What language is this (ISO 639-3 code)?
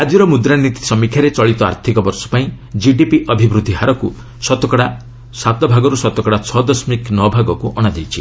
ori